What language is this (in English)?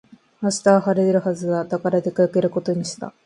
Japanese